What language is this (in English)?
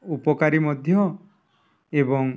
Odia